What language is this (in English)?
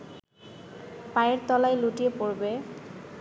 Bangla